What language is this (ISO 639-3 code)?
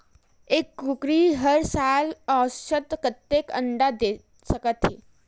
hne